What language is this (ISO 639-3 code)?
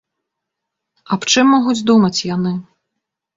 bel